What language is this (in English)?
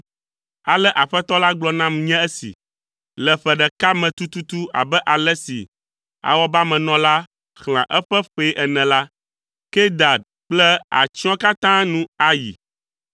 Ewe